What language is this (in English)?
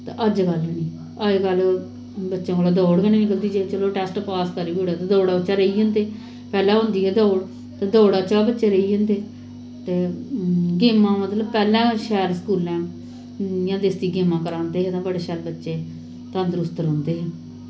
Dogri